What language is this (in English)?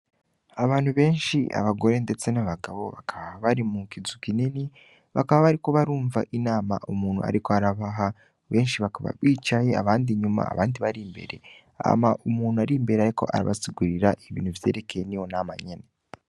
Rundi